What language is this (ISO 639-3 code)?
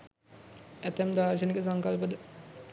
sin